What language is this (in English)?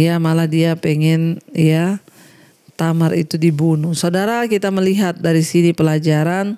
Indonesian